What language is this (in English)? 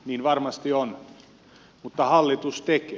Finnish